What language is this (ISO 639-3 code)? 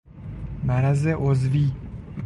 fas